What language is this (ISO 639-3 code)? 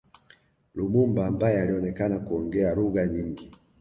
swa